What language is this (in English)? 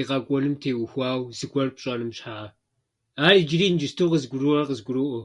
Kabardian